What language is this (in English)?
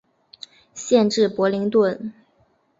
Chinese